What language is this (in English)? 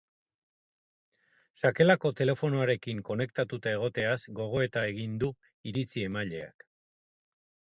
Basque